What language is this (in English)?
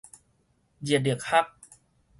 Min Nan Chinese